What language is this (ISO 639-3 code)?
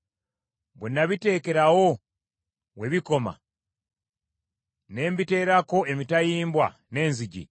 lug